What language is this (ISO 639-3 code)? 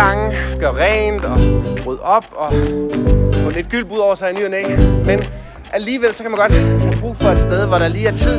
dan